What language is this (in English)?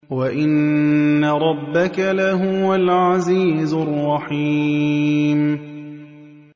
Arabic